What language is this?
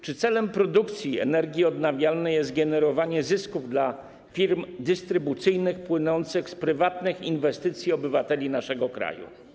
Polish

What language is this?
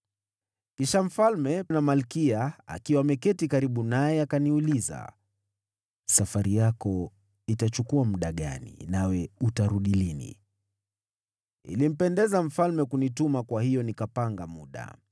Swahili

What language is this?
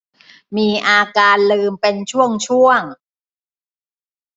Thai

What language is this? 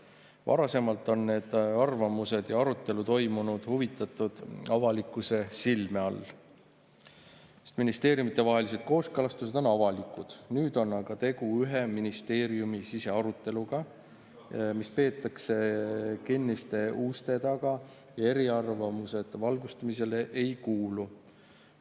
Estonian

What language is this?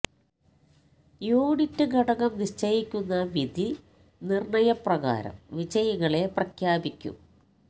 Malayalam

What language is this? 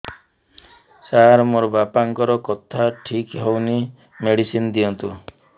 Odia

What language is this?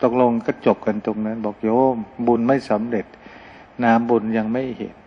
Thai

